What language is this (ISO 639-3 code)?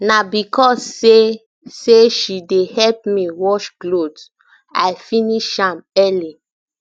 pcm